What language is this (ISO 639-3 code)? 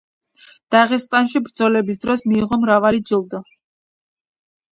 kat